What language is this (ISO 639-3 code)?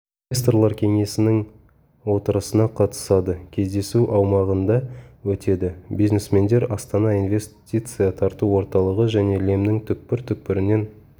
kaz